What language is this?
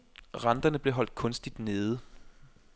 Danish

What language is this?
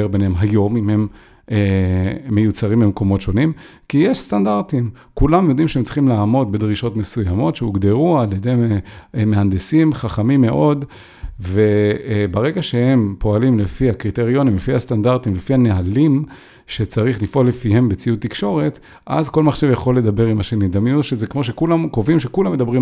Hebrew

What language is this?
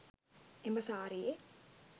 Sinhala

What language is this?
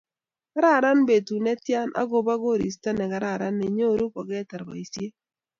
Kalenjin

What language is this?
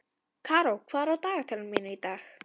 Icelandic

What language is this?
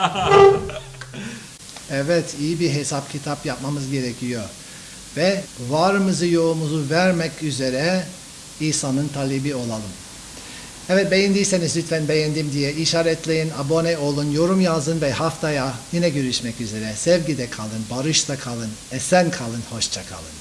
Turkish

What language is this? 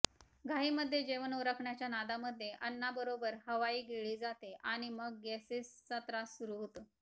Marathi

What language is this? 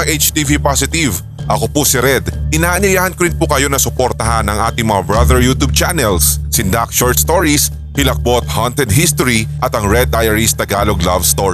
Filipino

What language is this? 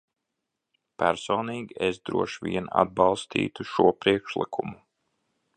Latvian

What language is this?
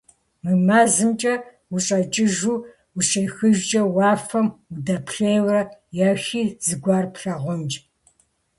Kabardian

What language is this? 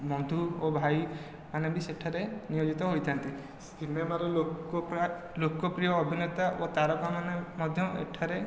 Odia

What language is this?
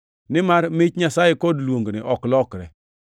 Luo (Kenya and Tanzania)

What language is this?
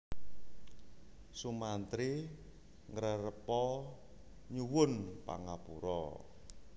Javanese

